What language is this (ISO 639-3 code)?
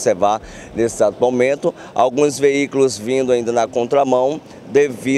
por